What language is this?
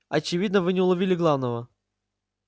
Russian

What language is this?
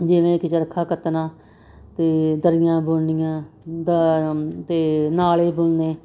Punjabi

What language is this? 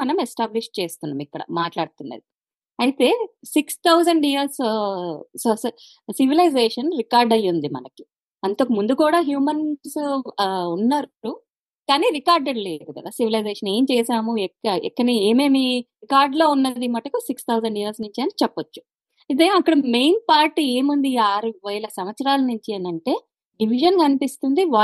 Telugu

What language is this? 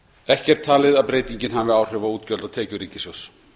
Icelandic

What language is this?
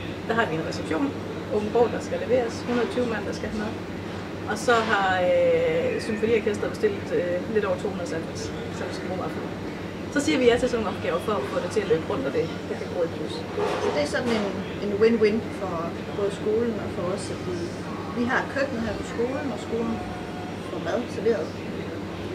Danish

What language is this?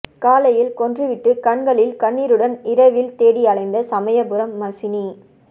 Tamil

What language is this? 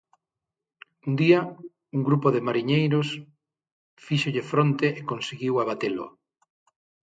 Galician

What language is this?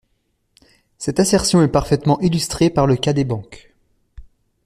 French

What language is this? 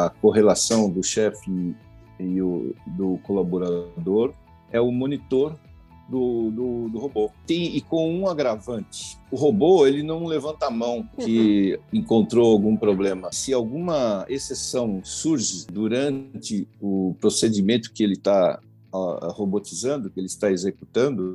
Portuguese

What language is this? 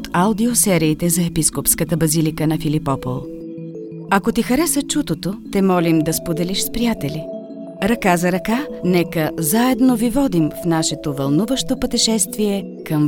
Bulgarian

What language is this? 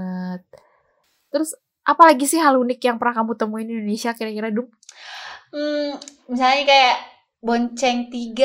Indonesian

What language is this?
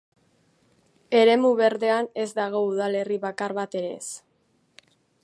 Basque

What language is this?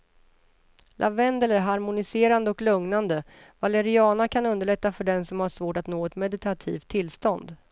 Swedish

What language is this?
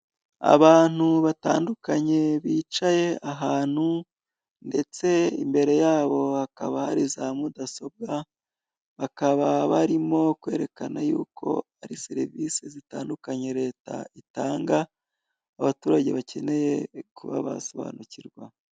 Kinyarwanda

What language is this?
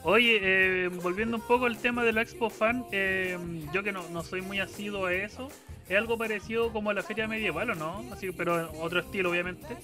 Spanish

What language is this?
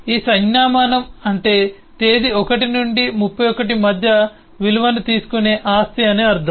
Telugu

